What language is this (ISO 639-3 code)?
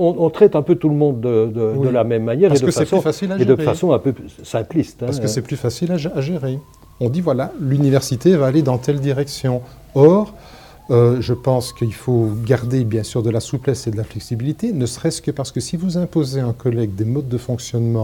fra